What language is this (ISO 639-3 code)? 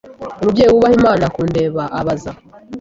kin